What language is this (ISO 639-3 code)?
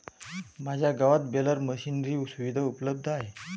mar